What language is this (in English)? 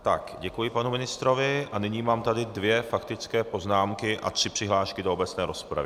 Czech